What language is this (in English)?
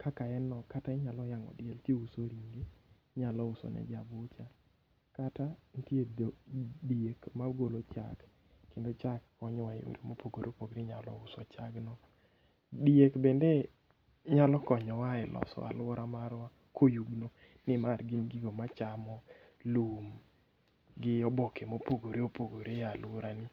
Luo (Kenya and Tanzania)